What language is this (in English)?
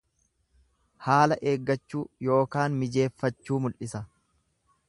Oromo